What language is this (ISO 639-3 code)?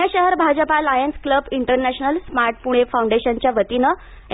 mar